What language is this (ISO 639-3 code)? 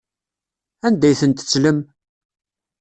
kab